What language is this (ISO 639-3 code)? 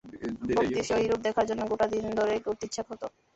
ben